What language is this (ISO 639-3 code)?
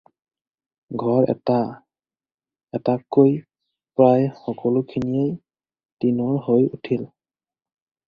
asm